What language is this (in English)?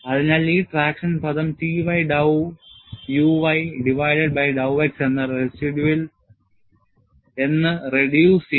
Malayalam